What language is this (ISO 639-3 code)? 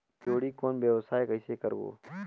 hne